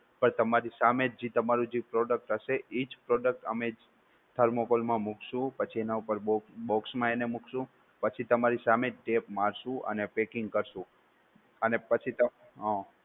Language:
Gujarati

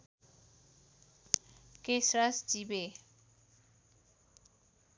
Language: Nepali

